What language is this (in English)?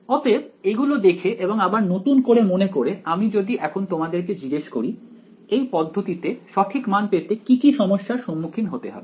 Bangla